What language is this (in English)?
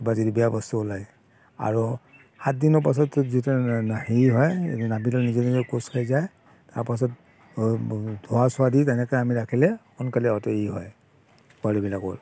Assamese